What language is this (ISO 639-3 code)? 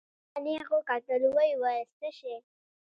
pus